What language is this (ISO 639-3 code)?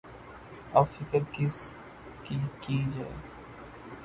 urd